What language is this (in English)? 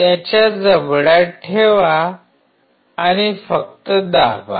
Marathi